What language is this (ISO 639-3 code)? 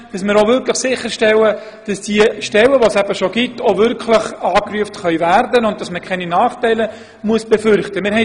gsw